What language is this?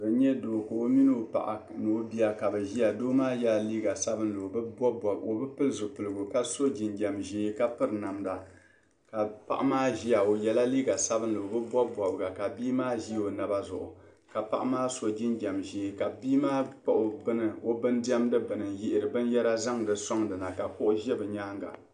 Dagbani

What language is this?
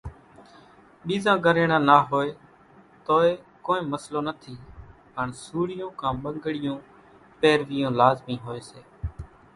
Kachi Koli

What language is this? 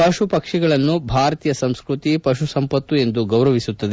Kannada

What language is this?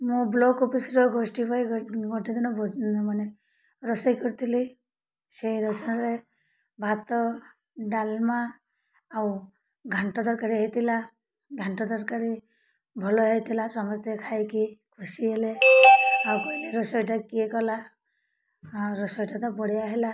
Odia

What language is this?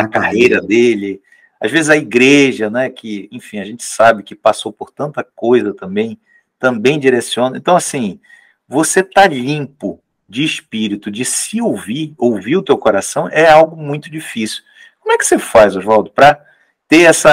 Portuguese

